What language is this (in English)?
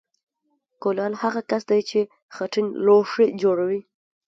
Pashto